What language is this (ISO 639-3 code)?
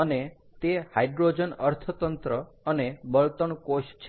guj